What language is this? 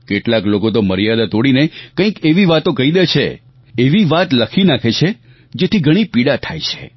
Gujarati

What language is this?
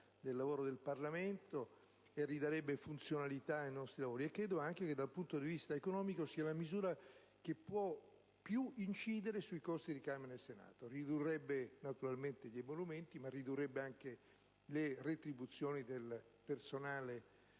Italian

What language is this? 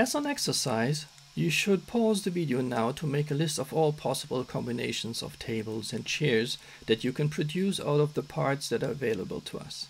English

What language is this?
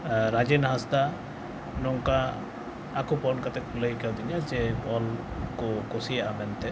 Santali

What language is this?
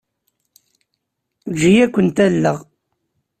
Kabyle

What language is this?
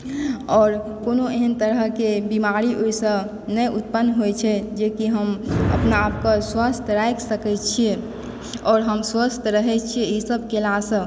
Maithili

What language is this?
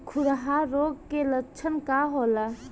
Bhojpuri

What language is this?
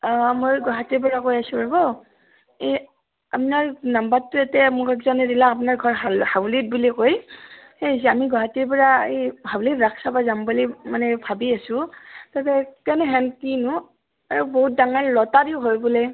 Assamese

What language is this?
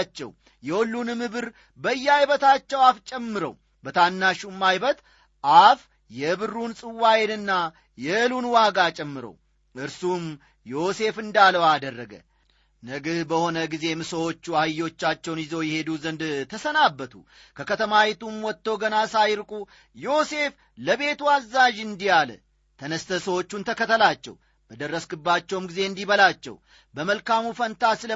Amharic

